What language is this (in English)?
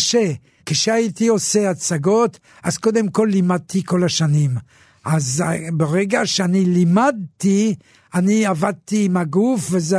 Hebrew